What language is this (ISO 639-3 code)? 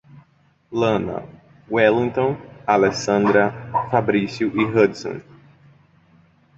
por